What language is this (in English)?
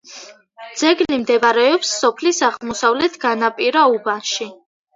Georgian